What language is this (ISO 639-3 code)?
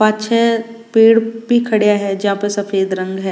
raj